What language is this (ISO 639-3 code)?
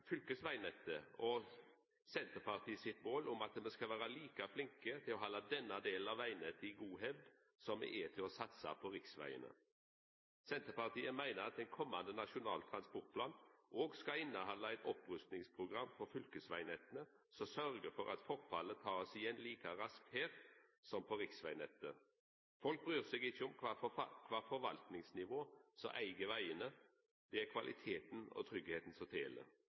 nno